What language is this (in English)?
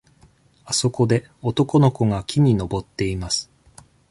Japanese